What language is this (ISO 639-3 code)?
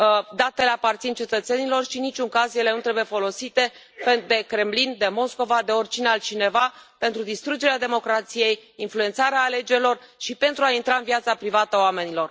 ron